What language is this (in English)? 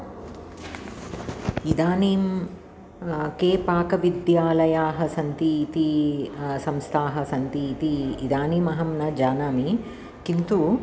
Sanskrit